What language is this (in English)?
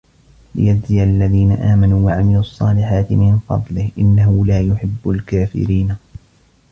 Arabic